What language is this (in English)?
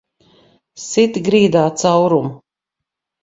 Latvian